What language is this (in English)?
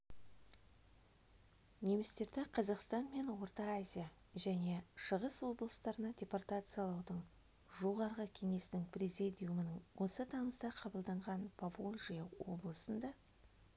Kazakh